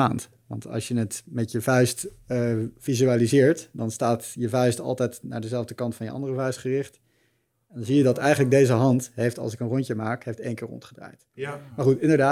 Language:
Dutch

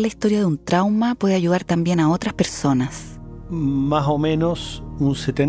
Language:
Spanish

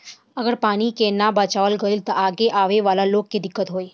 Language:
Bhojpuri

